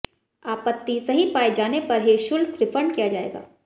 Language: Hindi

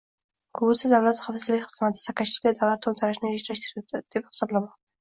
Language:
Uzbek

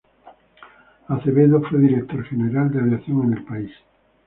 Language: Spanish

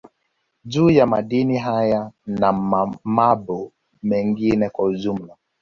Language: Swahili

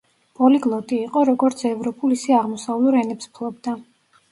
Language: Georgian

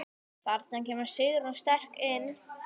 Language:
Icelandic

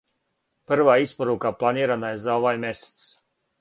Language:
Serbian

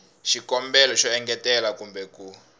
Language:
Tsonga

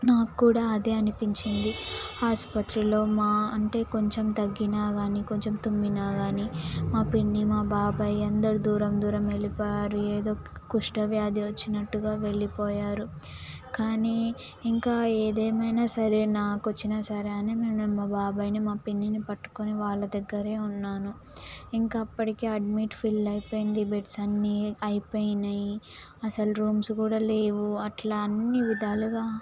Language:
Telugu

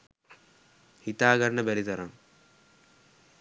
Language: Sinhala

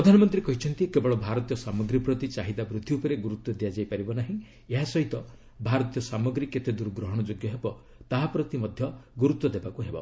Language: Odia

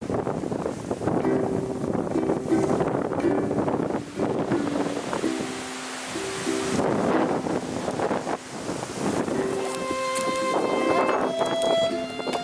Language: Japanese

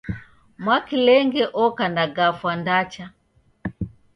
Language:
Taita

